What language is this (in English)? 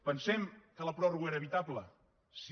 Catalan